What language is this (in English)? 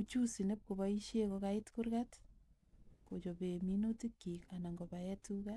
Kalenjin